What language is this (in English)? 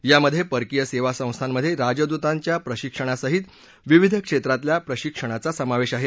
Marathi